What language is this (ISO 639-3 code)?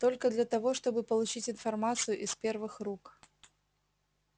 rus